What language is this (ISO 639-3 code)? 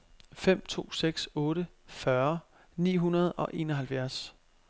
dan